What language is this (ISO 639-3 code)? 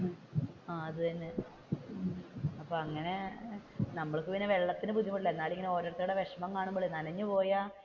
mal